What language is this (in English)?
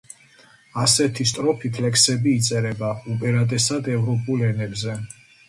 Georgian